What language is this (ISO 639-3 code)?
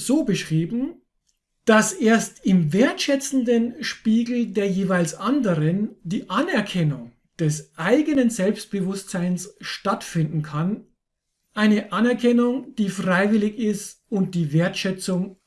deu